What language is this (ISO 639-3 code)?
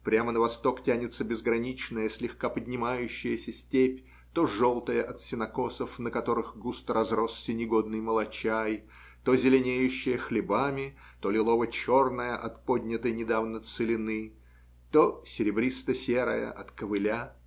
rus